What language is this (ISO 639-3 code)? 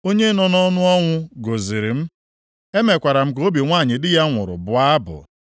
ibo